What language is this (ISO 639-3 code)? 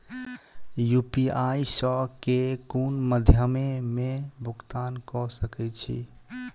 mai